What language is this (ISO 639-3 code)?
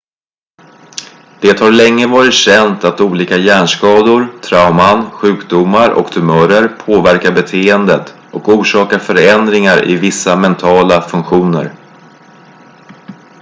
swe